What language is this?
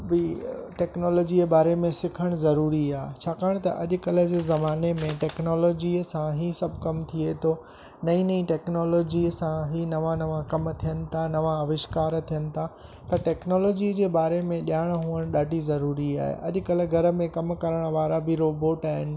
Sindhi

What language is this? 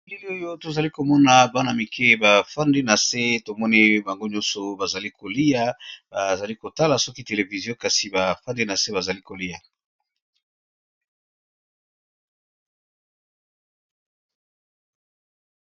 Lingala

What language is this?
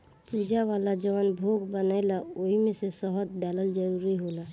Bhojpuri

